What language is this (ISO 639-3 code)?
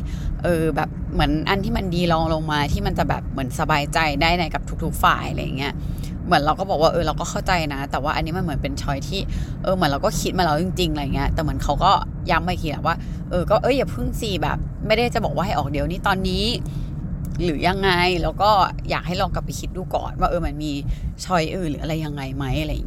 tha